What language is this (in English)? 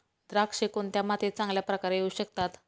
Marathi